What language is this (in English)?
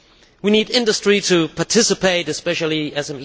English